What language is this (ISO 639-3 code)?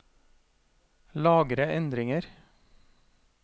nor